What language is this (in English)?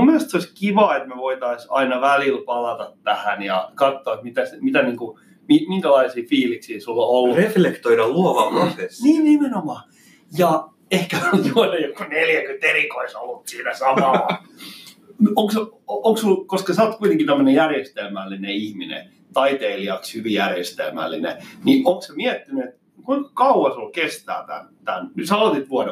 Finnish